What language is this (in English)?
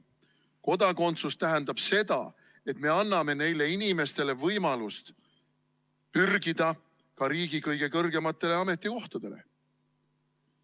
Estonian